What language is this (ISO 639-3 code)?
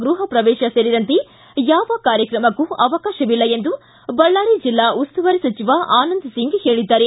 kan